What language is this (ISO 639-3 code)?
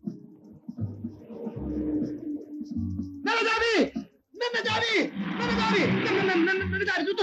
tur